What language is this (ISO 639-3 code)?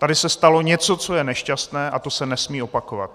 ces